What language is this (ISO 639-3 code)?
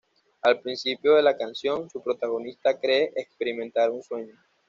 spa